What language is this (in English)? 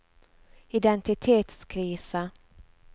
Norwegian